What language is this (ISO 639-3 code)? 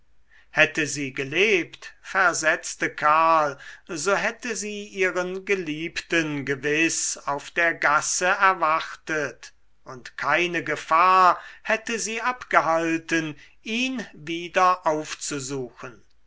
deu